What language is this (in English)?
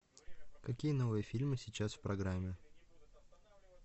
Russian